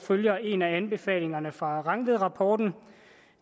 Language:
Danish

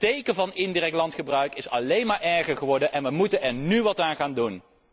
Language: Dutch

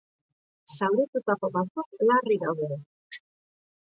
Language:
Basque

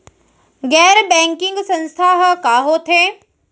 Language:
Chhattisgarhi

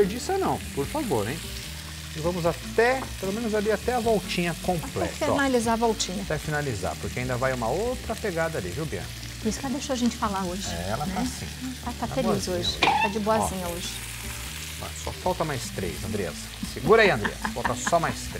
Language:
Portuguese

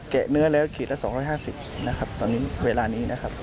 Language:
Thai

